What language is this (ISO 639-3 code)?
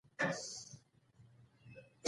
pus